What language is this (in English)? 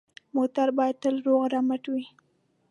Pashto